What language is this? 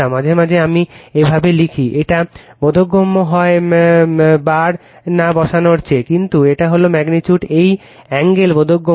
Bangla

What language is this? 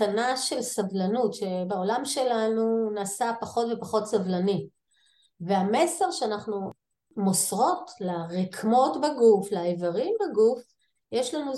Hebrew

